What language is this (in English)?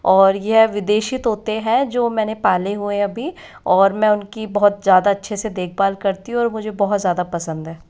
Hindi